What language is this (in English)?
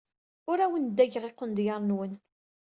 Kabyle